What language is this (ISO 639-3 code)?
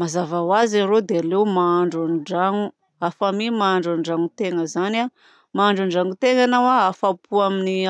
bzc